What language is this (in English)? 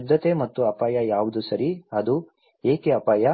Kannada